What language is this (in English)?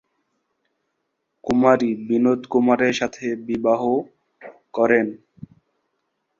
Bangla